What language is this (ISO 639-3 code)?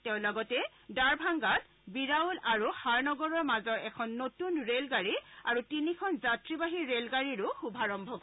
asm